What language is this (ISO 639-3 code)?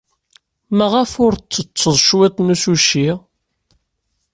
kab